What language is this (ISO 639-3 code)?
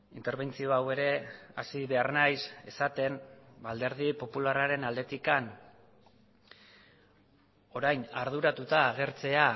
eus